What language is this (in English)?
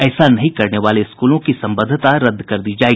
Hindi